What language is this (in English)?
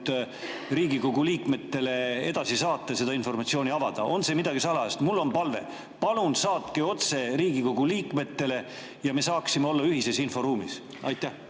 Estonian